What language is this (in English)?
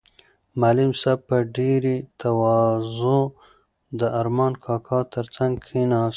Pashto